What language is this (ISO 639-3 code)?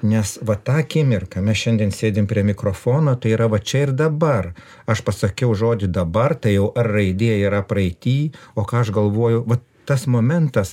lit